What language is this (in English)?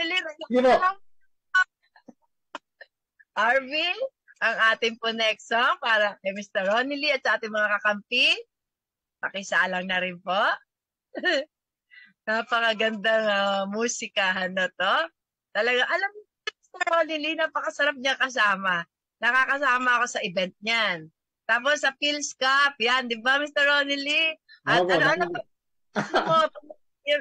Filipino